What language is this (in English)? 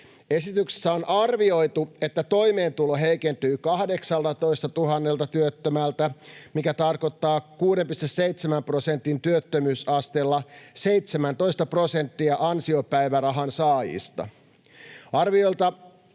Finnish